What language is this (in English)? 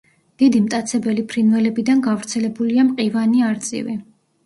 Georgian